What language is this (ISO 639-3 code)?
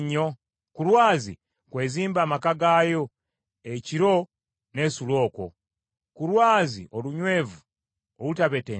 lug